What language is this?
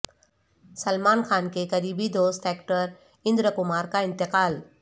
Urdu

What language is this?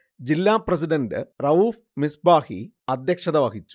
Malayalam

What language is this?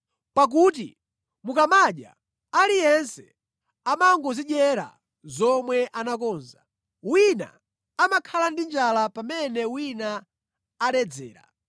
Nyanja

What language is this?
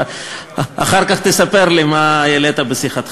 Hebrew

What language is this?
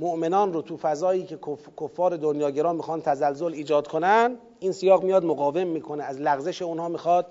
Persian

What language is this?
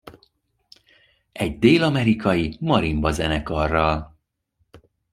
Hungarian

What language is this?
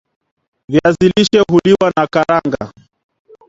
Swahili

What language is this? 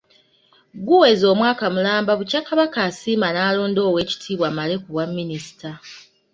Ganda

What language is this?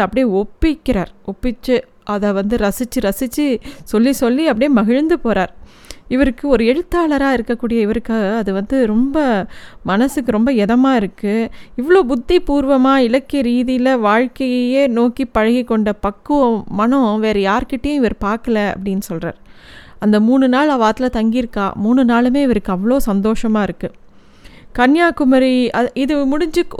Tamil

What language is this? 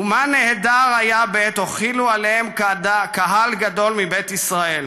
Hebrew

